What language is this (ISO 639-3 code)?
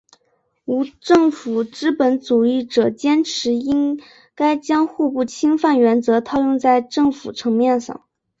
zho